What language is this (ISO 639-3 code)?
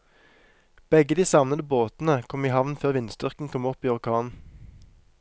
nor